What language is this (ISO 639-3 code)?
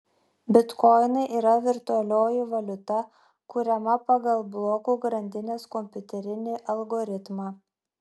lit